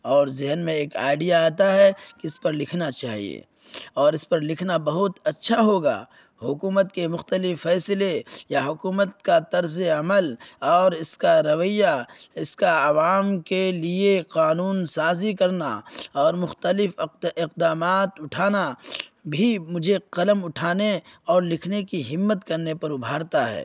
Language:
Urdu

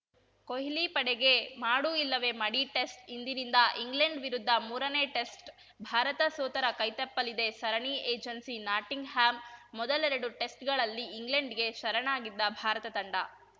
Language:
Kannada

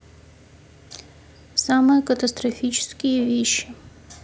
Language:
Russian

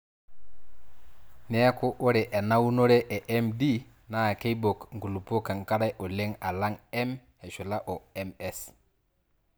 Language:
Masai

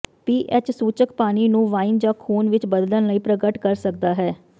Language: Punjabi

